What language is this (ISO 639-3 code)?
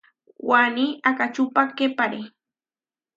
var